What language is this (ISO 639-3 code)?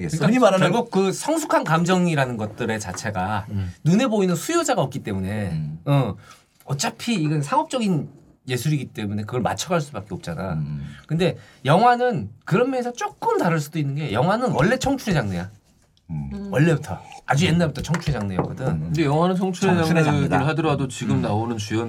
kor